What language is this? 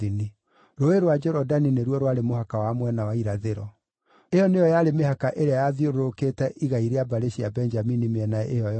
Kikuyu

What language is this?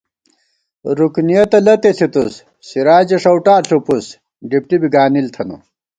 Gawar-Bati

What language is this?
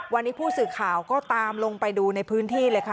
Thai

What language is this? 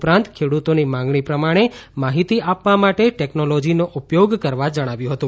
Gujarati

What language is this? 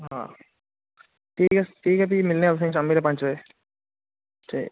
Dogri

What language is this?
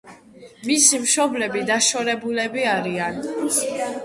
Georgian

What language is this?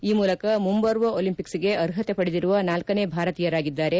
Kannada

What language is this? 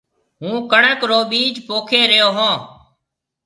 Marwari (Pakistan)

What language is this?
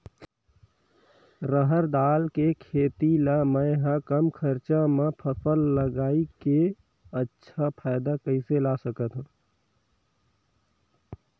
Chhattisgarhi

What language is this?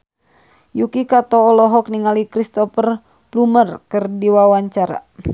Sundanese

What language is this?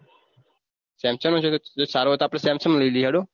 Gujarati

